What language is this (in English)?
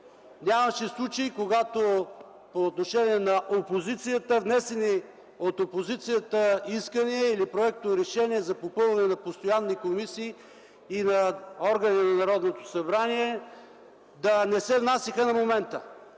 Bulgarian